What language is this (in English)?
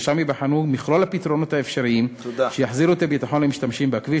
Hebrew